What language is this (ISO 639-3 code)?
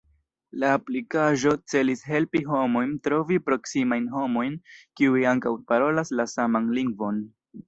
epo